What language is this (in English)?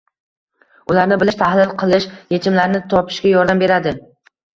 Uzbek